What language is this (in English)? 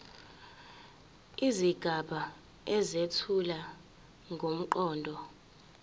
Zulu